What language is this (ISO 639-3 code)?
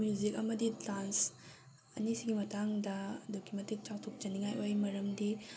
mni